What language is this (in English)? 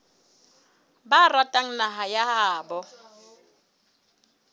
Southern Sotho